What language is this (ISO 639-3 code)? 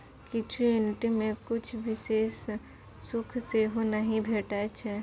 mai